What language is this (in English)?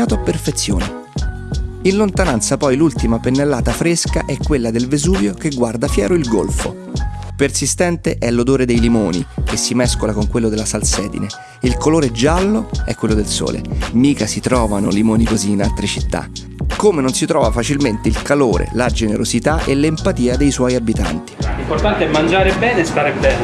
Italian